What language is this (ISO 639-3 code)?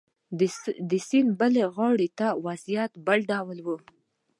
pus